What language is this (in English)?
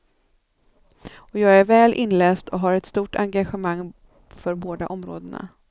Swedish